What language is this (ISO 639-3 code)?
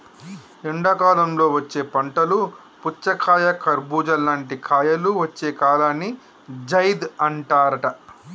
tel